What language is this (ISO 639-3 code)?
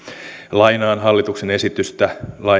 fin